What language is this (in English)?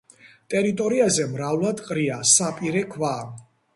Georgian